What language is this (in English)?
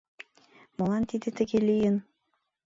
Mari